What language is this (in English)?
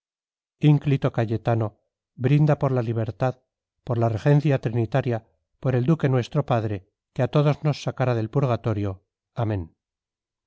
Spanish